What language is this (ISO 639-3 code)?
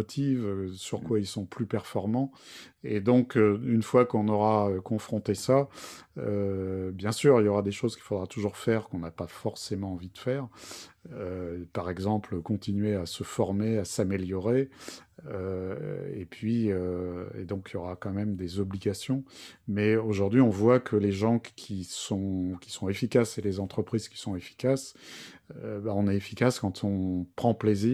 fra